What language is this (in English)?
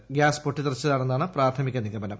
Malayalam